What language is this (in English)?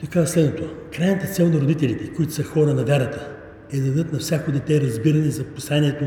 Bulgarian